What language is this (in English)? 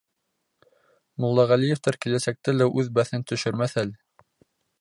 Bashkir